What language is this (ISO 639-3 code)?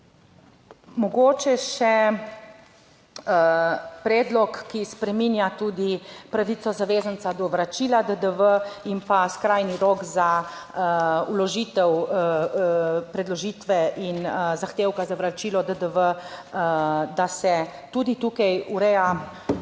slv